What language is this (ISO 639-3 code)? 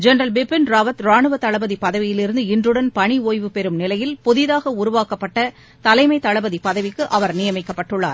tam